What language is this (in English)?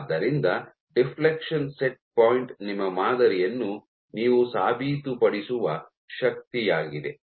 Kannada